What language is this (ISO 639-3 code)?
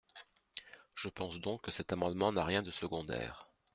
fra